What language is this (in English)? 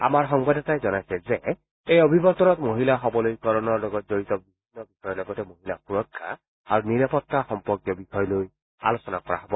Assamese